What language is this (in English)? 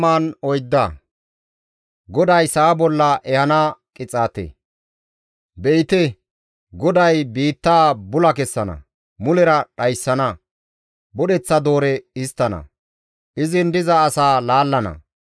Gamo